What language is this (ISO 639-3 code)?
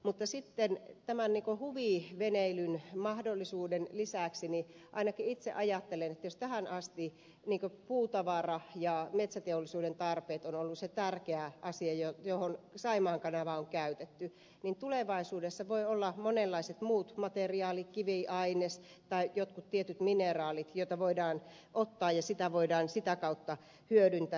fin